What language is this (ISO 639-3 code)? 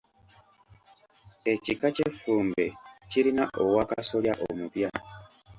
lug